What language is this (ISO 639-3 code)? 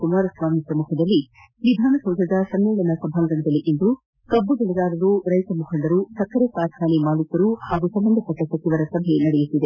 kan